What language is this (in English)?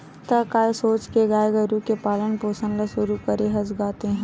Chhattisgarhi